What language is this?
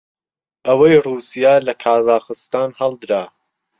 Central Kurdish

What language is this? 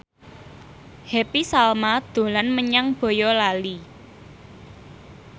Javanese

